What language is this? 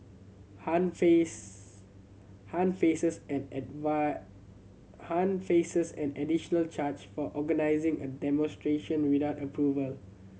English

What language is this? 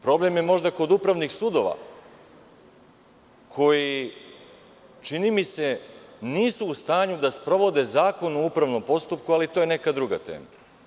Serbian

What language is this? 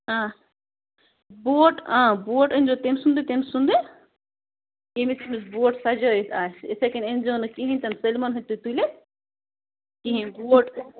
Kashmiri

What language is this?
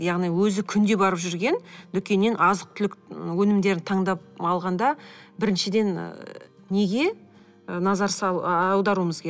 Kazakh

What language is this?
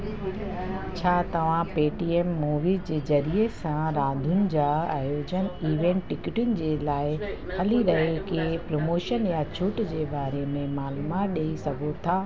Sindhi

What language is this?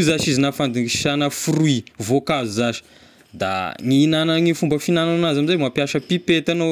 Tesaka Malagasy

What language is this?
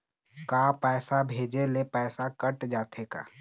Chhattisgarhi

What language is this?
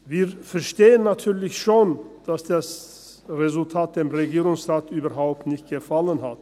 Swiss German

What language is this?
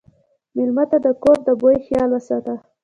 Pashto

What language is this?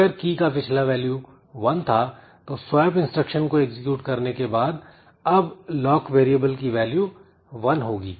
Hindi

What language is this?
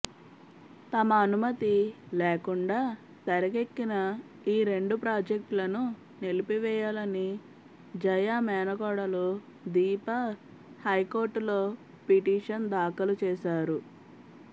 Telugu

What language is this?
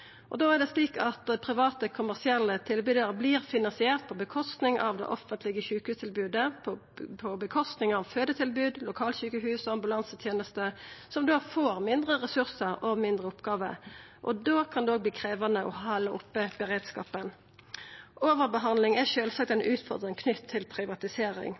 Norwegian Nynorsk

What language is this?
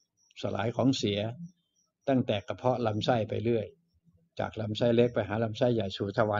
Thai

